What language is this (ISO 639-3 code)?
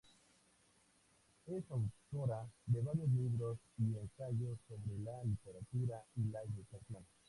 spa